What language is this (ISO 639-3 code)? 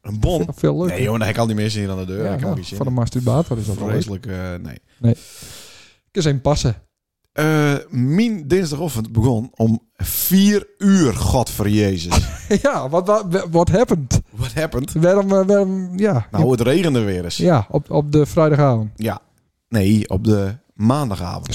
nld